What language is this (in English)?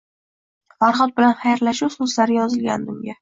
Uzbek